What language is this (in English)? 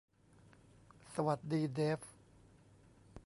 Thai